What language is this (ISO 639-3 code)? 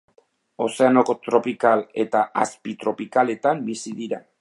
eus